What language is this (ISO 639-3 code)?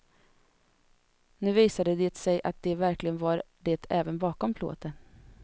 swe